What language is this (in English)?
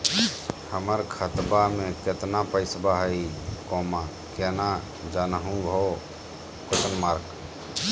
Magahi